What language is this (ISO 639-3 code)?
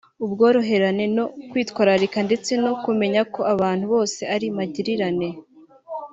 kin